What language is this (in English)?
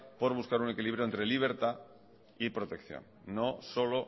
Spanish